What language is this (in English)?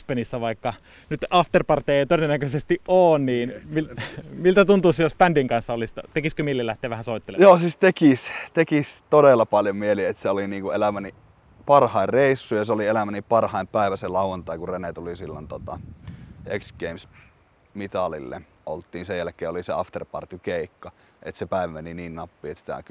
Finnish